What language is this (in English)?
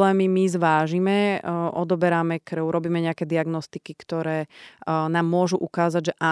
Slovak